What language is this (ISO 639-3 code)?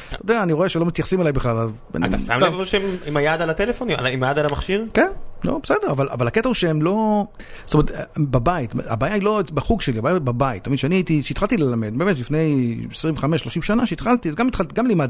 heb